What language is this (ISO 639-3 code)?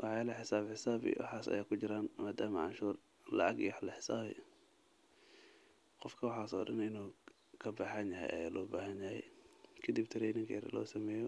som